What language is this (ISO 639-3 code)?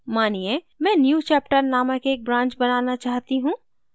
hin